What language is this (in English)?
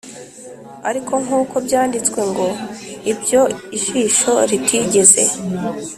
Kinyarwanda